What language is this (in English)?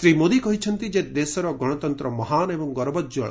Odia